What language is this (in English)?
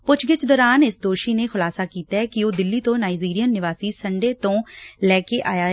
Punjabi